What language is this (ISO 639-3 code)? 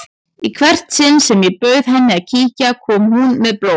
isl